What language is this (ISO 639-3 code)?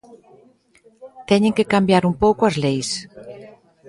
glg